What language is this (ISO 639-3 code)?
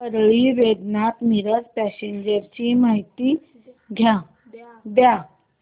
mar